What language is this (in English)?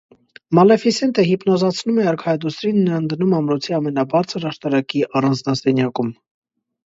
Armenian